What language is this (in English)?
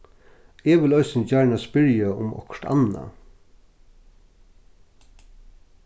Faroese